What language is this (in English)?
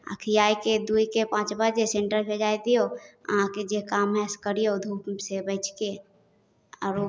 Maithili